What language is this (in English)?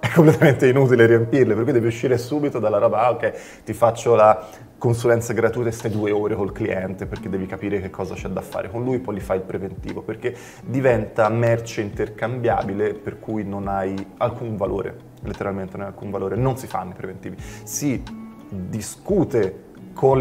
Italian